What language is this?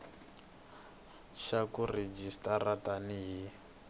Tsonga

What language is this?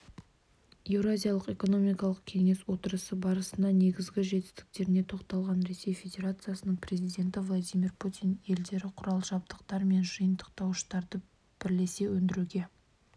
Kazakh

